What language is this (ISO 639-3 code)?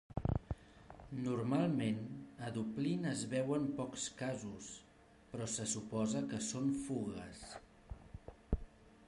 cat